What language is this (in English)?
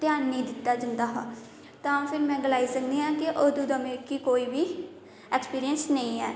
Dogri